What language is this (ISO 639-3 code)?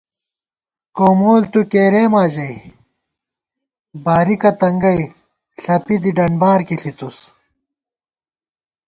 gwt